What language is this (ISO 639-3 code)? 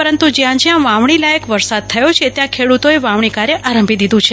guj